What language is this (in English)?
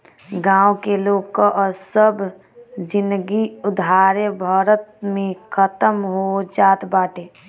Bhojpuri